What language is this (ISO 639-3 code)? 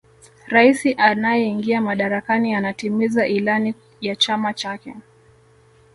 swa